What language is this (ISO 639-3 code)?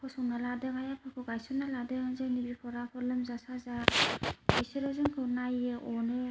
brx